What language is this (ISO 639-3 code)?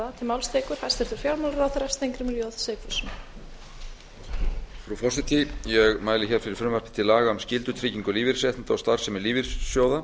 isl